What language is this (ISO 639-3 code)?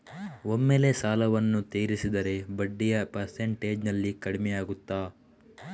kan